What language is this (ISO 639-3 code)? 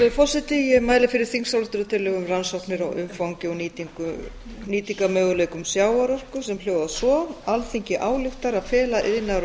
isl